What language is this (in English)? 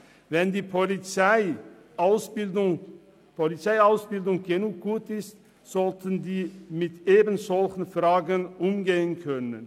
Swiss German